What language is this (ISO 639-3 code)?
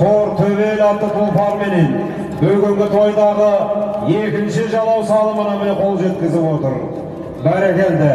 tur